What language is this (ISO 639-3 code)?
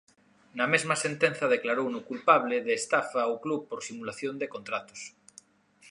glg